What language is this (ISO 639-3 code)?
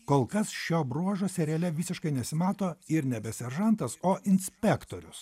lit